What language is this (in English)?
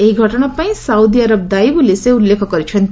Odia